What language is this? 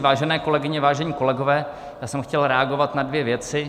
Czech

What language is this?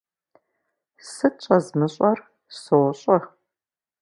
Kabardian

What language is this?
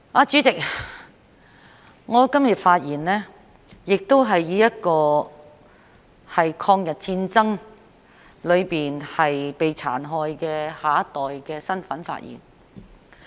Cantonese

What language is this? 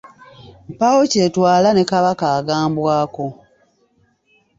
Ganda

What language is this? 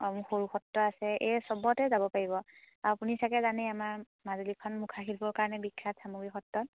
Assamese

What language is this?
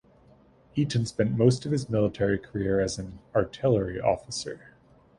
English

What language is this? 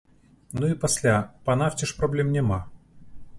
Belarusian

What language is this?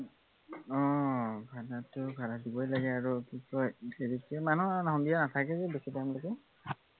Assamese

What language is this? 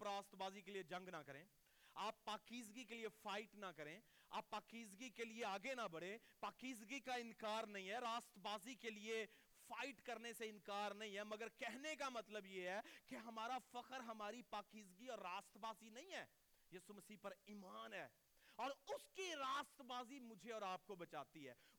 Urdu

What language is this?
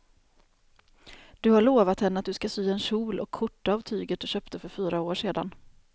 Swedish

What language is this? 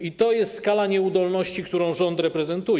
Polish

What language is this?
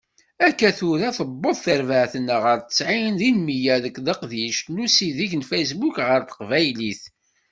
Kabyle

